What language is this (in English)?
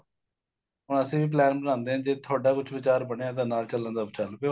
Punjabi